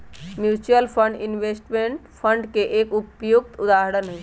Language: Magahi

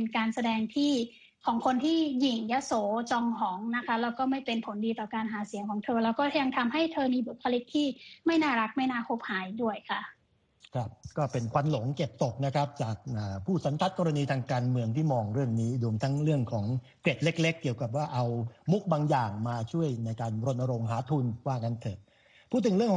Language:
Thai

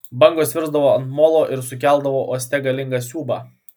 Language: Lithuanian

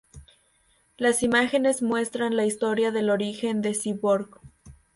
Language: Spanish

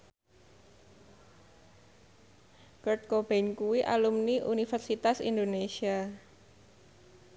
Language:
Javanese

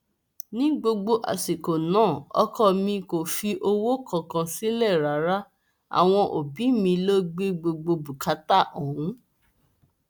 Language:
Yoruba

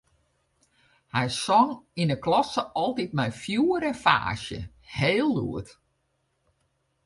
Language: Western Frisian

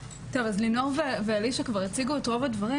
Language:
Hebrew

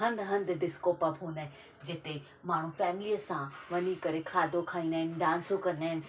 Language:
Sindhi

